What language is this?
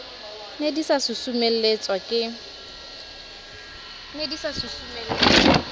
Southern Sotho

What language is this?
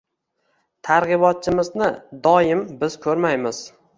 Uzbek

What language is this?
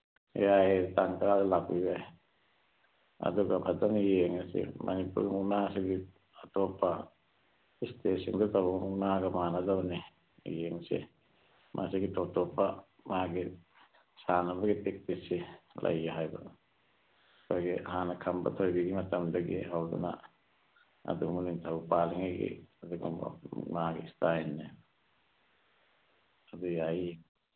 Manipuri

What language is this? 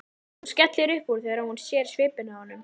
Icelandic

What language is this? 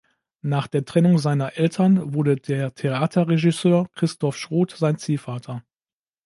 German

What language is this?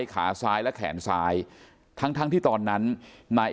Thai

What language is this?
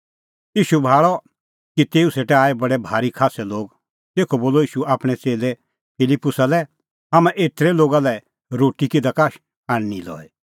Kullu Pahari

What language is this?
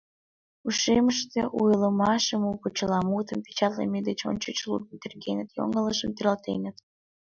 Mari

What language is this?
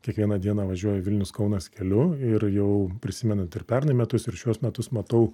Lithuanian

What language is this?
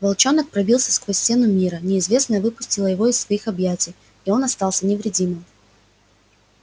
Russian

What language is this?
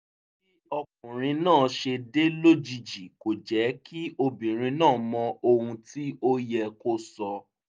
Yoruba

